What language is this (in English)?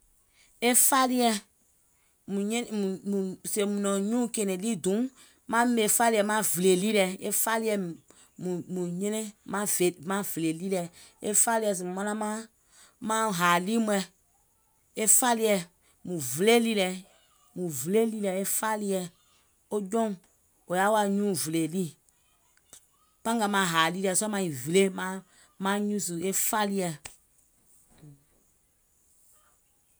Gola